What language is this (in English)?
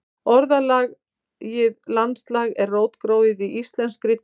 Icelandic